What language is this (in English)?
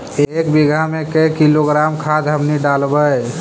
Magahi